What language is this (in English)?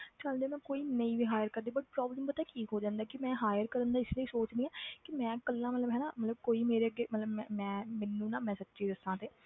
Punjabi